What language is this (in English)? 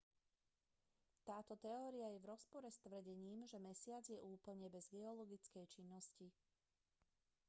Slovak